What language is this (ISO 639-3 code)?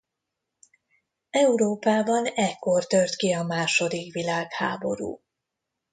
hun